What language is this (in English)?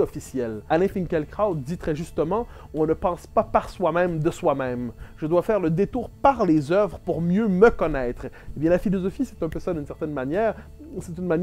French